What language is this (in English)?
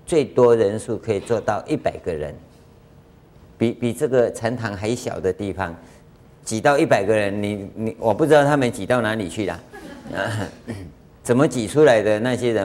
Chinese